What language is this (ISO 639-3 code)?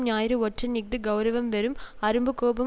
tam